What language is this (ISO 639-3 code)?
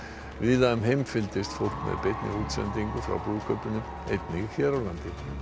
isl